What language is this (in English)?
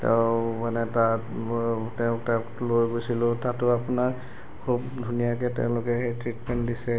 Assamese